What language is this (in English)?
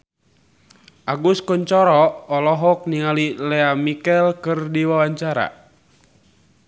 Sundanese